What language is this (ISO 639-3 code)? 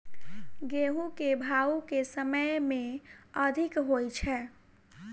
mai